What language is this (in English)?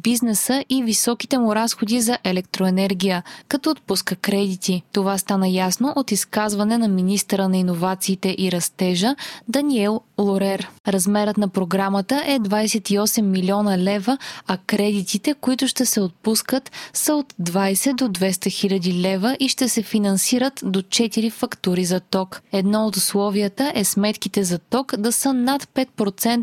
Bulgarian